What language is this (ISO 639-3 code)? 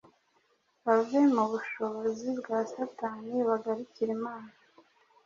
kin